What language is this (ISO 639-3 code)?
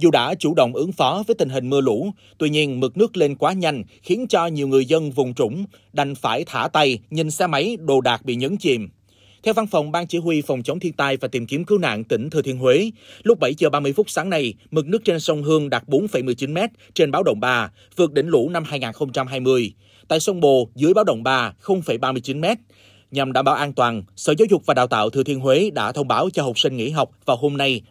vie